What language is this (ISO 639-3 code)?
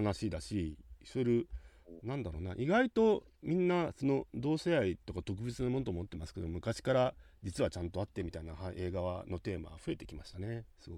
jpn